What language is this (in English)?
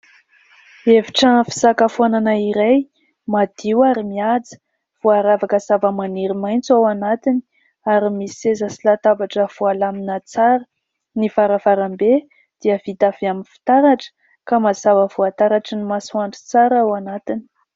Malagasy